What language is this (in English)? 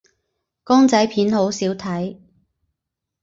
Cantonese